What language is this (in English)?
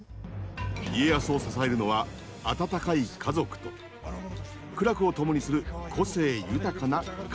Japanese